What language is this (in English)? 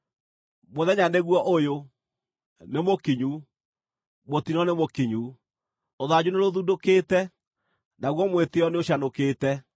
Kikuyu